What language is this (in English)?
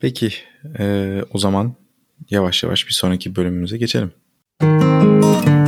Turkish